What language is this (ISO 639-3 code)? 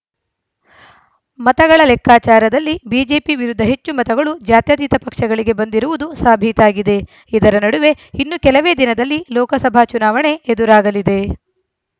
kan